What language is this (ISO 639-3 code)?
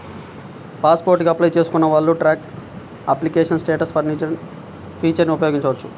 tel